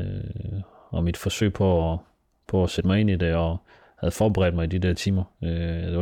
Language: Danish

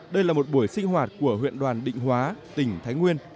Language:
Vietnamese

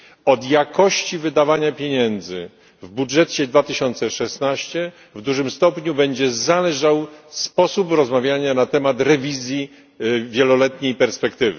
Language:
Polish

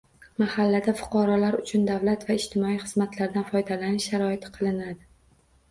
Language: Uzbek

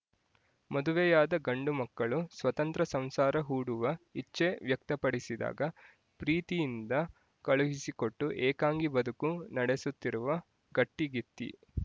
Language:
Kannada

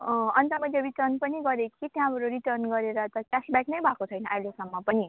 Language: Nepali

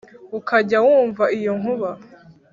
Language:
Kinyarwanda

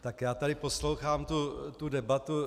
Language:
Czech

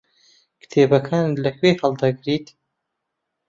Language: Central Kurdish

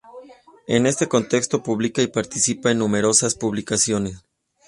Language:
Spanish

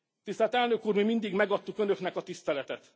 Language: Hungarian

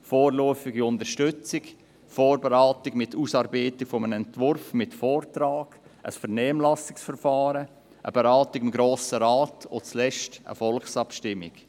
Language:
Swiss German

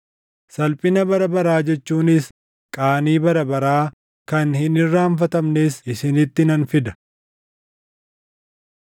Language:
Oromo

